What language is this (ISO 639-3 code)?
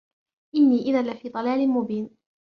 ara